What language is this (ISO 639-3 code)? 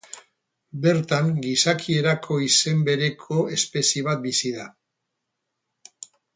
eus